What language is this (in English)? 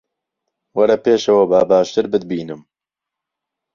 Central Kurdish